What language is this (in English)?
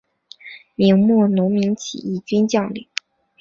Chinese